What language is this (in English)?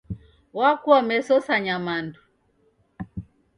Taita